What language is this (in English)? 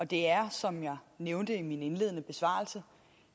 Danish